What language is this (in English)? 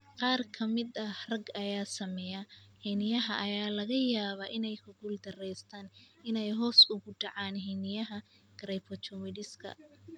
Somali